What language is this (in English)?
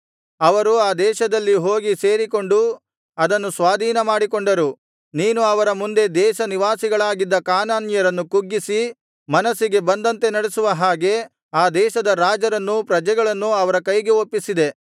Kannada